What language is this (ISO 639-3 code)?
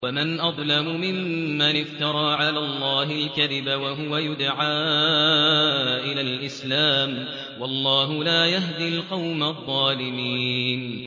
ara